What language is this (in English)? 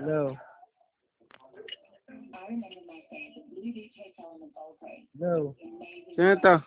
Filipino